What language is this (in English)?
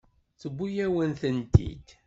Kabyle